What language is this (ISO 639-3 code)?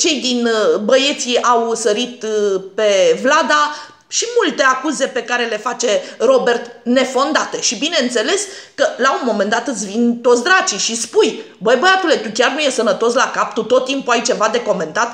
ron